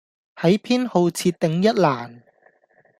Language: Cantonese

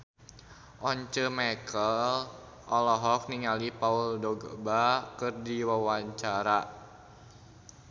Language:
Sundanese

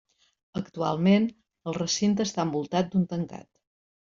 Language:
Catalan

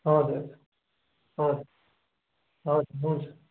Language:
Nepali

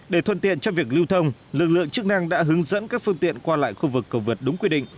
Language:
Vietnamese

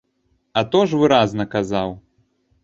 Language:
Belarusian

